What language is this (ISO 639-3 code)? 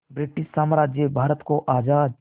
hin